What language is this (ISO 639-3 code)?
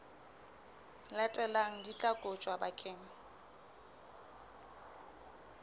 sot